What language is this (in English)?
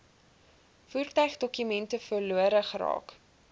Afrikaans